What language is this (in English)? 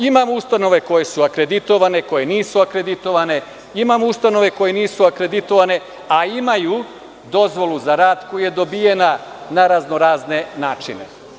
Serbian